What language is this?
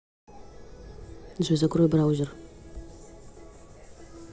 Russian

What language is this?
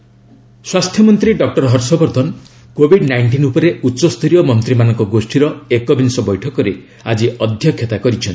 Odia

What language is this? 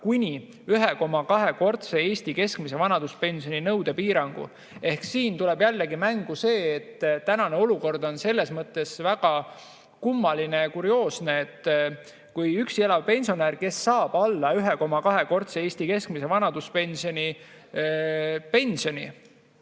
Estonian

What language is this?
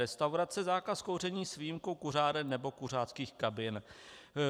Czech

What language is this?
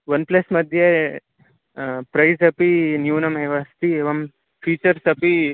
Sanskrit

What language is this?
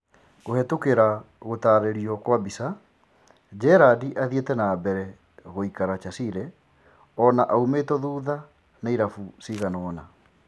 Kikuyu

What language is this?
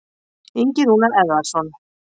Icelandic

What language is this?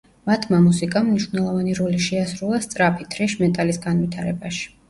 Georgian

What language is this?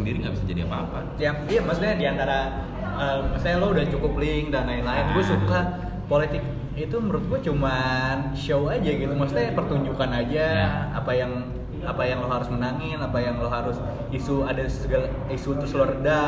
Indonesian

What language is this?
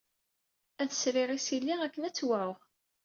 Kabyle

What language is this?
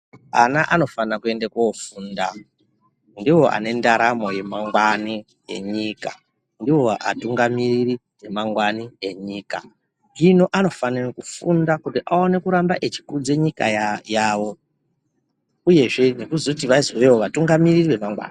Ndau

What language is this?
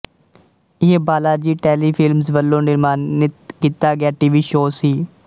Punjabi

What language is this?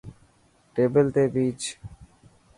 Dhatki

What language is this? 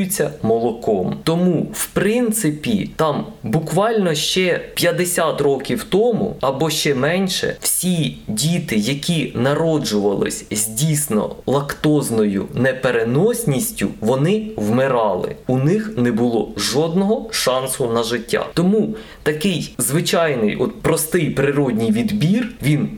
Ukrainian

